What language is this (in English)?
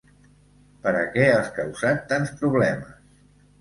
Catalan